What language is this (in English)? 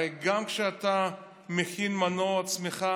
Hebrew